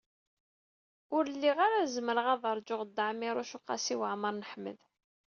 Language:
Kabyle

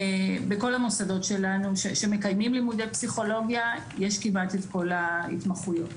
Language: Hebrew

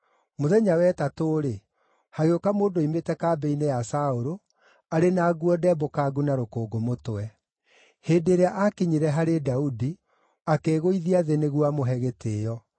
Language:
Kikuyu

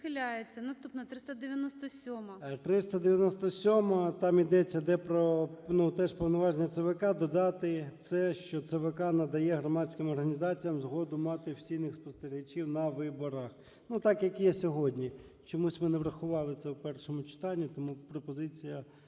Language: Ukrainian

